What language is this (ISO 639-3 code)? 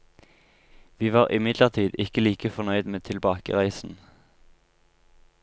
nor